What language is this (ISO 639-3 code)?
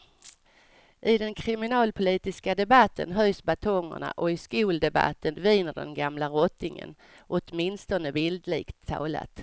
swe